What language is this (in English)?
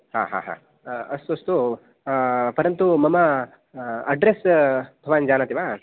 Sanskrit